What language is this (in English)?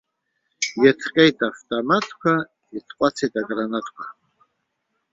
Abkhazian